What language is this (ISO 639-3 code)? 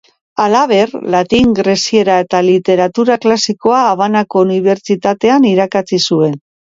eus